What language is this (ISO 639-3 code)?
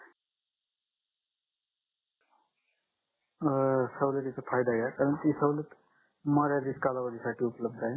mar